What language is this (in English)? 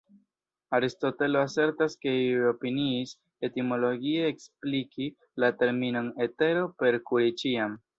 Esperanto